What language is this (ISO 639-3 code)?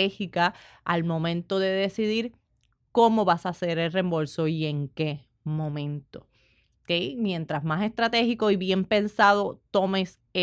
spa